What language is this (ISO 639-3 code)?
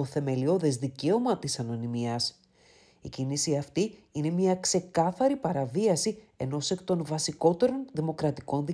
ell